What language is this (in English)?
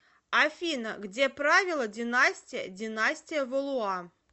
Russian